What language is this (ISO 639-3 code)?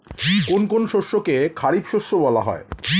ben